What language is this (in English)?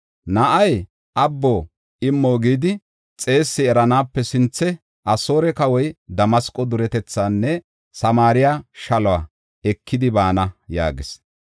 Gofa